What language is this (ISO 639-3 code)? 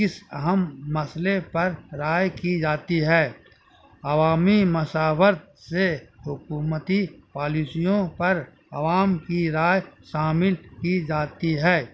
urd